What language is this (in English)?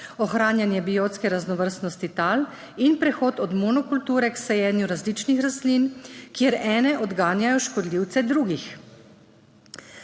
Slovenian